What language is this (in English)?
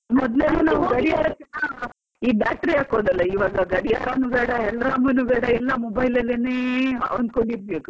Kannada